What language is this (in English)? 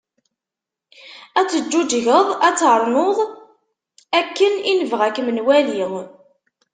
Kabyle